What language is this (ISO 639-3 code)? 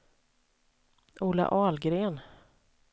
swe